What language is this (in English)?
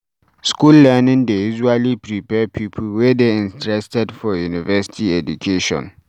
Nigerian Pidgin